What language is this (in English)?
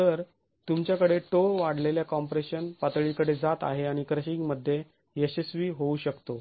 Marathi